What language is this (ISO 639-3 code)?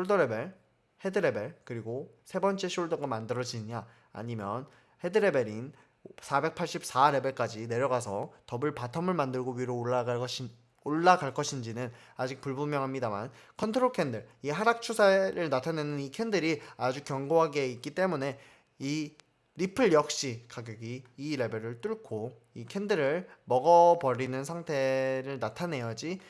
kor